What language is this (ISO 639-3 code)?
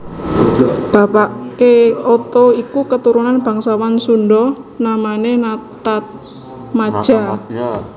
jav